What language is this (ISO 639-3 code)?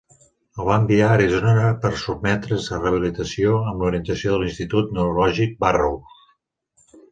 cat